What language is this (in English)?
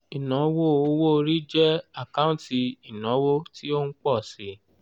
Yoruba